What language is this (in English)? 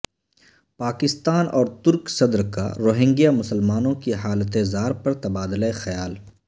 Urdu